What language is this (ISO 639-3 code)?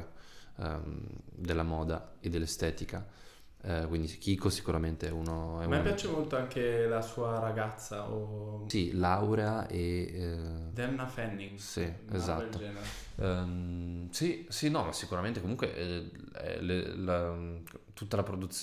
ita